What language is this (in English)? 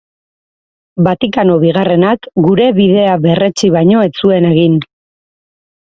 Basque